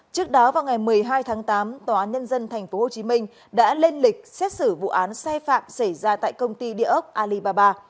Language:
Vietnamese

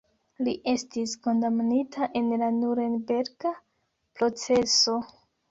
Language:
Esperanto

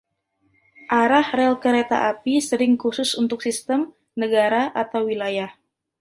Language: Indonesian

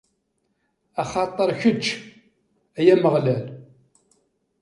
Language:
Kabyle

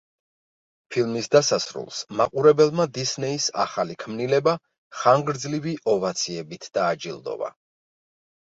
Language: Georgian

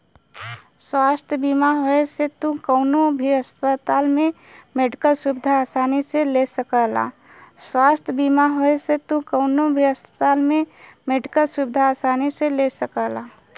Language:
Bhojpuri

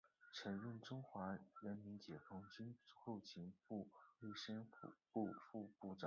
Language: Chinese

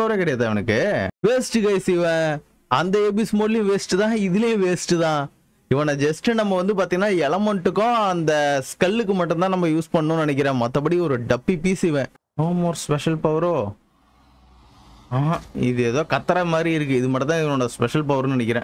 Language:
Tamil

